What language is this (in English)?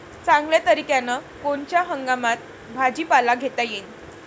Marathi